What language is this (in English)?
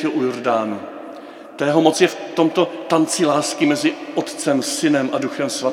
Czech